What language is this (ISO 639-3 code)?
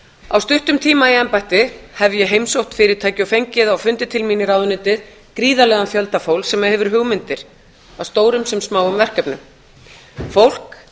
isl